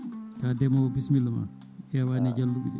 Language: Fula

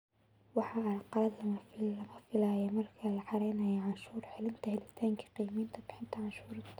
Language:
Somali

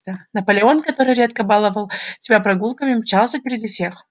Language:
Russian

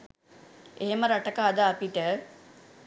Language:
Sinhala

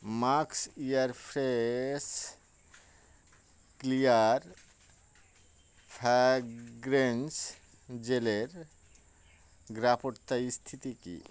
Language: Bangla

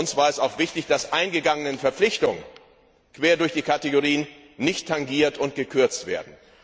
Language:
German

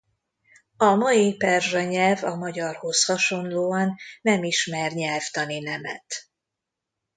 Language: Hungarian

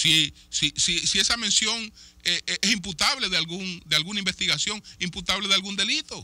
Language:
Spanish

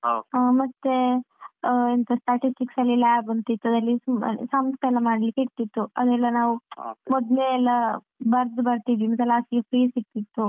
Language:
Kannada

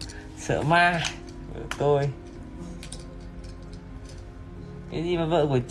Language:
Vietnamese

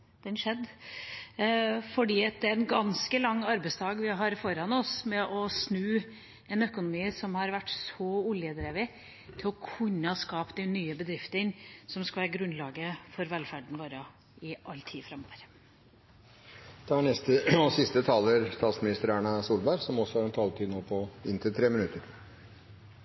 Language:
Norwegian Bokmål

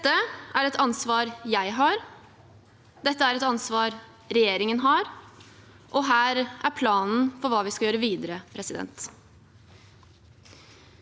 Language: Norwegian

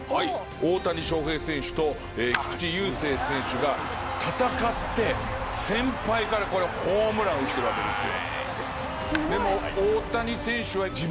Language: Japanese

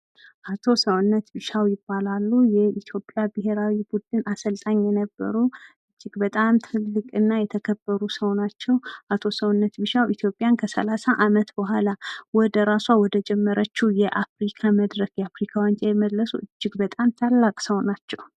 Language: Amharic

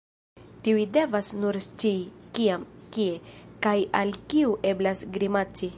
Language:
Esperanto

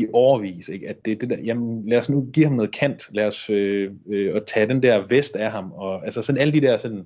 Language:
Danish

